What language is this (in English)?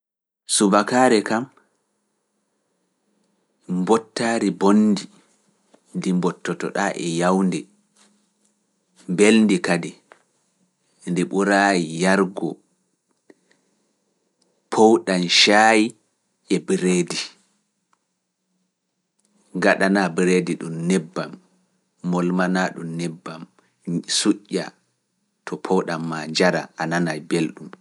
Fula